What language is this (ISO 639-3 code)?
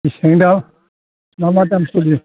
brx